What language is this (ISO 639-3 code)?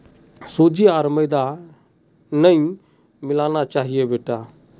mag